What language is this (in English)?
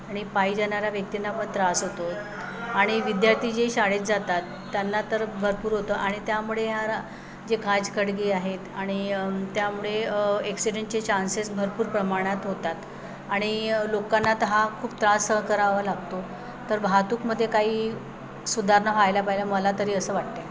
Marathi